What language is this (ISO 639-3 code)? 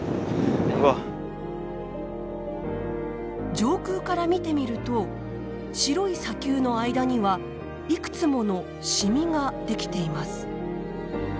jpn